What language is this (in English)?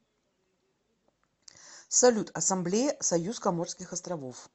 Russian